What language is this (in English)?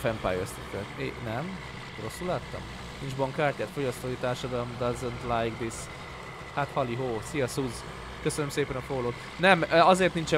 Hungarian